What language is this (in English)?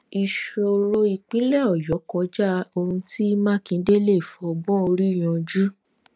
Yoruba